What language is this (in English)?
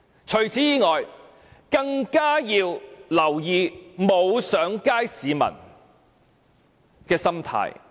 Cantonese